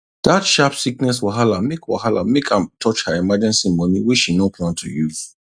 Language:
Nigerian Pidgin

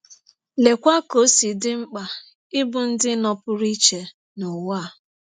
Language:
Igbo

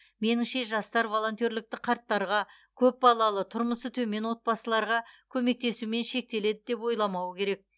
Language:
Kazakh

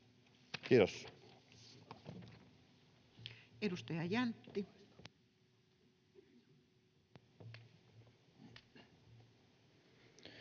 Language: Finnish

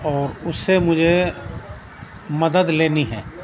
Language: Urdu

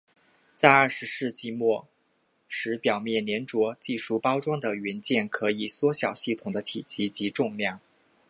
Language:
Chinese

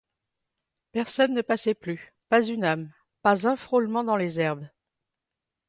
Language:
French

